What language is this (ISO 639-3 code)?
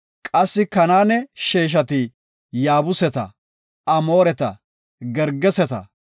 gof